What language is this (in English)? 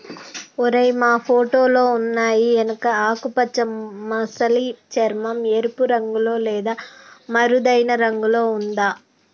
Telugu